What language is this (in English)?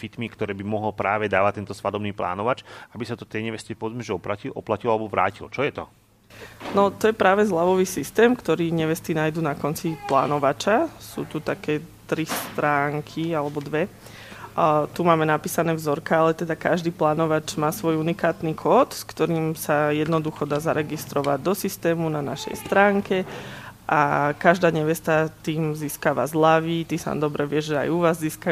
Slovak